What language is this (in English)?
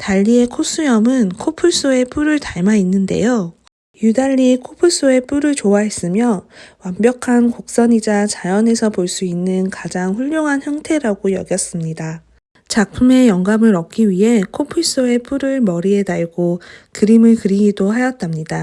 Korean